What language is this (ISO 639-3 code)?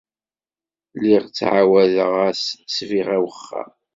kab